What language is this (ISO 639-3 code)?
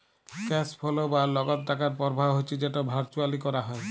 ben